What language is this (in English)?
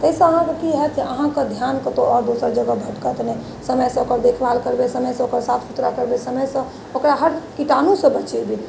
Maithili